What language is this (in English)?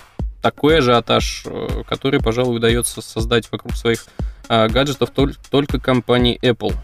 Russian